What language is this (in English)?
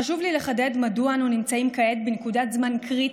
Hebrew